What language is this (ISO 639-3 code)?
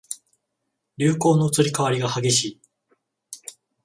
jpn